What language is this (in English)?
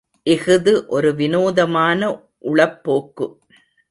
Tamil